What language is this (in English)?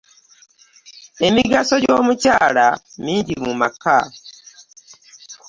Ganda